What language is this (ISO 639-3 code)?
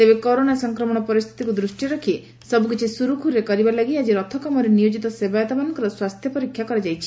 ori